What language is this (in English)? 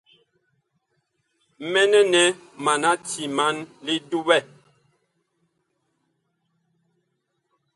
Bakoko